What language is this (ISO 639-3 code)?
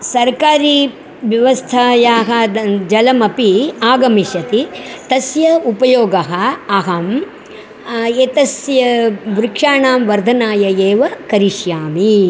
san